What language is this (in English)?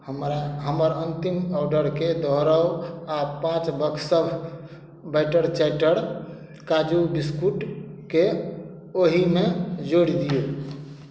Maithili